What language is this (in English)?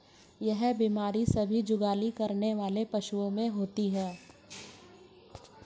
Hindi